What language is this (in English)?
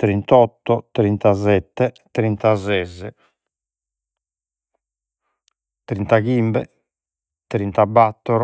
Sardinian